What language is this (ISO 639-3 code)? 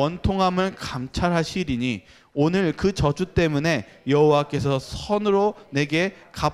kor